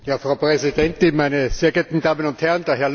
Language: German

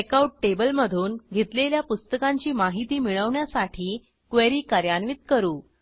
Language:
Marathi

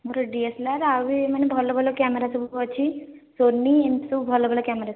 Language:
Odia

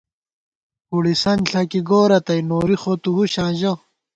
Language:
Gawar-Bati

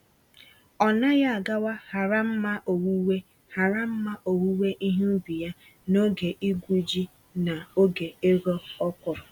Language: Igbo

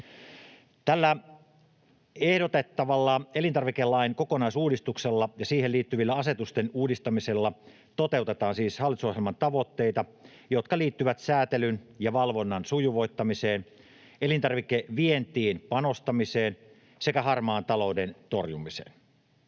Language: Finnish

